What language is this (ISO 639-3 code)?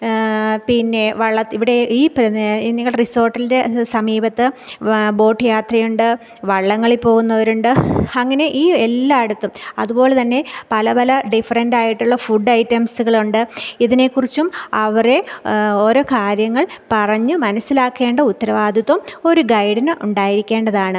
mal